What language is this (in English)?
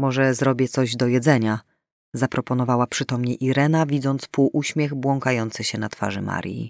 Polish